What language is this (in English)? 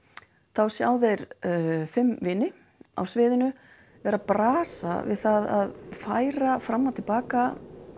Icelandic